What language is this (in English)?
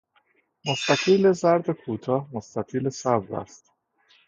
Persian